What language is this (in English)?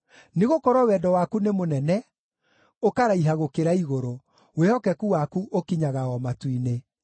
Kikuyu